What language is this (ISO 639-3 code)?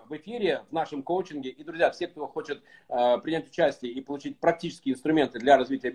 rus